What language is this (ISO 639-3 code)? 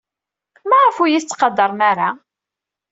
kab